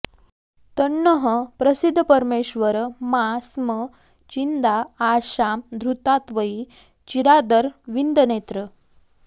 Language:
Sanskrit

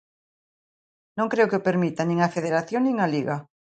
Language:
Galician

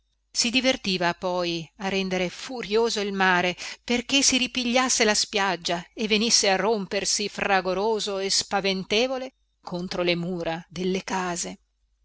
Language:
Italian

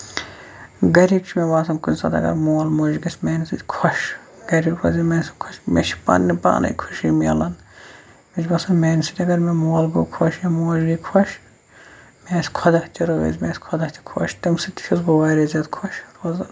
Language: Kashmiri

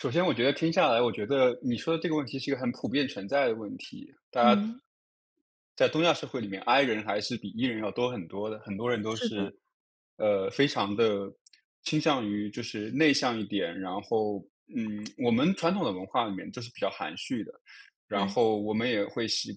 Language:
Chinese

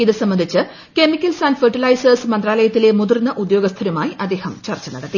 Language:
Malayalam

